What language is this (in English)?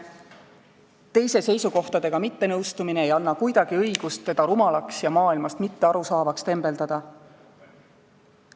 Estonian